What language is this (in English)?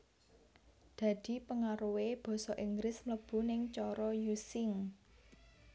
Javanese